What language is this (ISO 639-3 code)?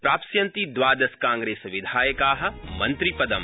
san